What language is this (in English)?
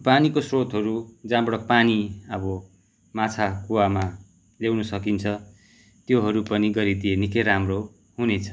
Nepali